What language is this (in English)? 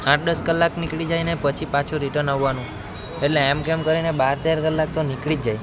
Gujarati